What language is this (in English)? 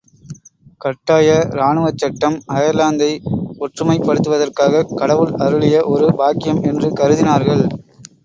Tamil